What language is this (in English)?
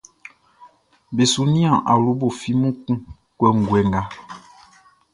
Baoulé